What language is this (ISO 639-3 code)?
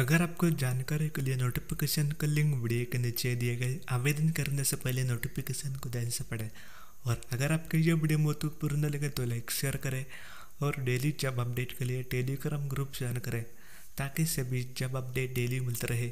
hin